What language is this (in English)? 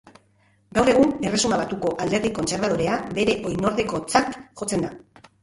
Basque